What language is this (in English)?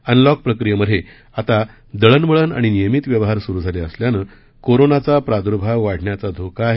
Marathi